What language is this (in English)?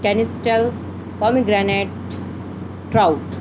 Urdu